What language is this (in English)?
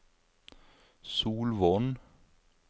Norwegian